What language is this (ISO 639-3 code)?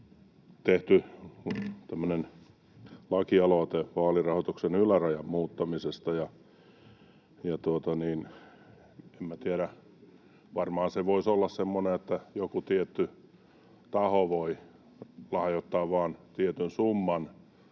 fin